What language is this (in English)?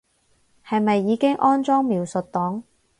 Cantonese